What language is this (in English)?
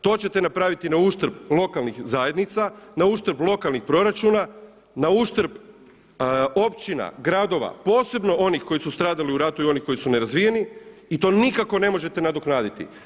Croatian